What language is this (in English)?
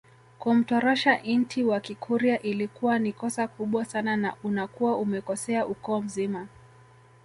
Swahili